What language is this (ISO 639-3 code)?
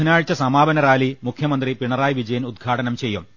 mal